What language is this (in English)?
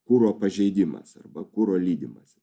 Lithuanian